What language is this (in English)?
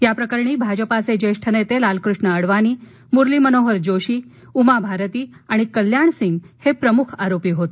Marathi